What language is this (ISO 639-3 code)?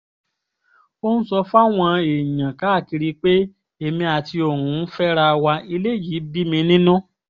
yor